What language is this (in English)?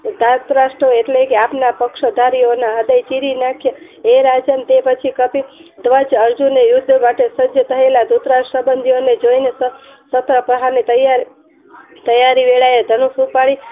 Gujarati